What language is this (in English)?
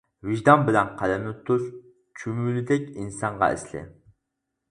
Uyghur